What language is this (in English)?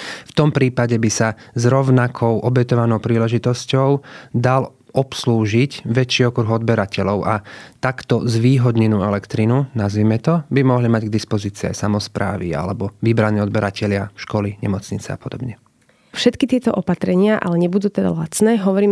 Slovak